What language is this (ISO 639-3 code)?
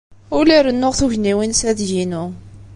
kab